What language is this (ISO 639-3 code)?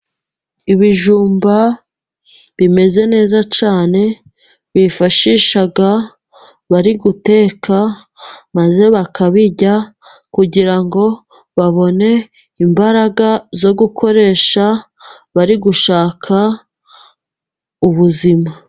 kin